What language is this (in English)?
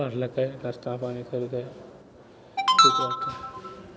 Maithili